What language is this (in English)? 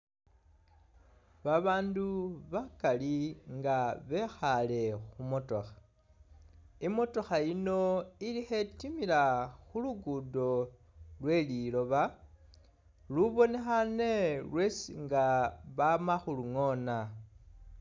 Masaaba